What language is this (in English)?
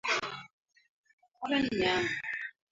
Swahili